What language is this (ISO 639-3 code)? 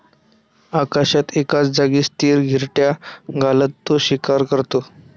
mar